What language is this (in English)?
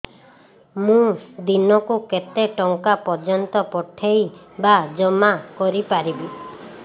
Odia